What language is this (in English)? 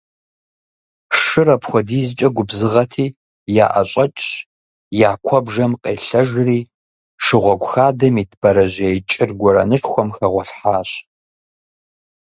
Kabardian